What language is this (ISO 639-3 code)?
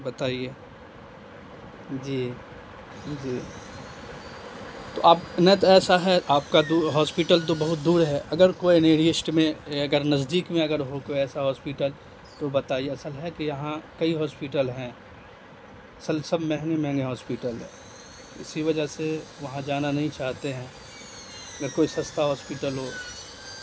urd